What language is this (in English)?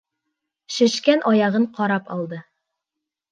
Bashkir